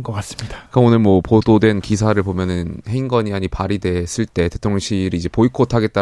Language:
Korean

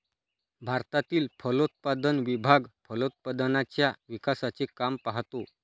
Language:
Marathi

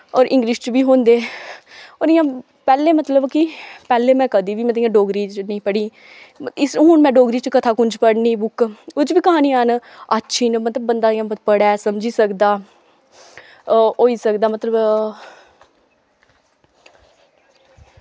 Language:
Dogri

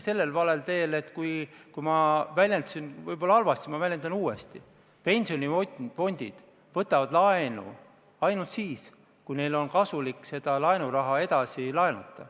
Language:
Estonian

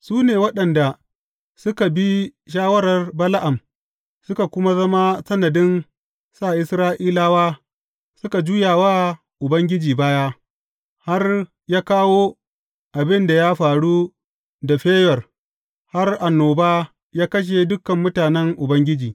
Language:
Hausa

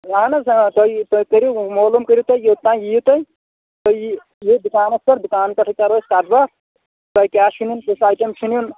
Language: Kashmiri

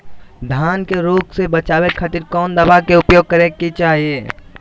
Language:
Magahi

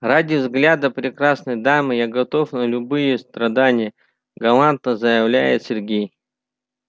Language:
Russian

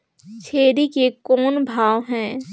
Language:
Chhattisgarhi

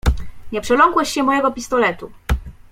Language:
Polish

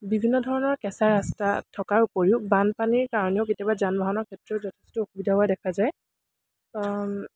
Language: Assamese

